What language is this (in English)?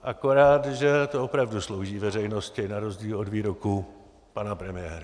Czech